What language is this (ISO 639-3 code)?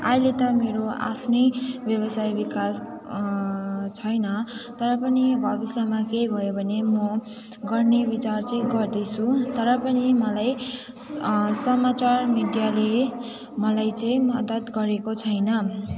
nep